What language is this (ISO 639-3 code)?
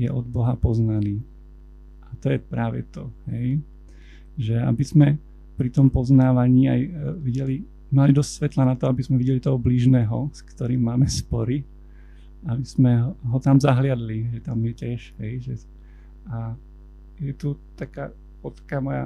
slk